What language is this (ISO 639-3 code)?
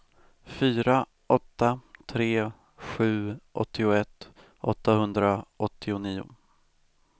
swe